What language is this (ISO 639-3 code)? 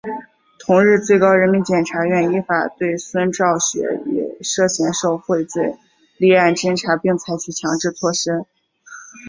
zho